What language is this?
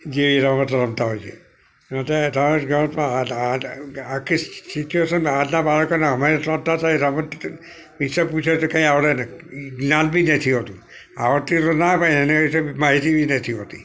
Gujarati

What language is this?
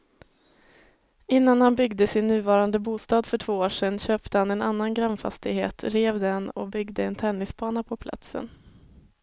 Swedish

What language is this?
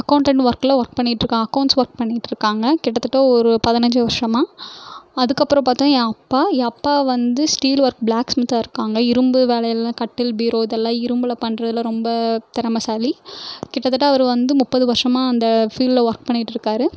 Tamil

